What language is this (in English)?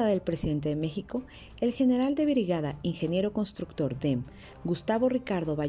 Spanish